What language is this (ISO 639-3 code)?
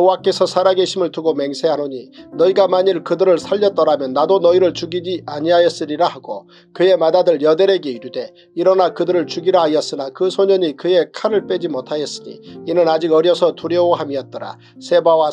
kor